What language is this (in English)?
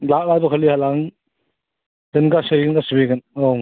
Bodo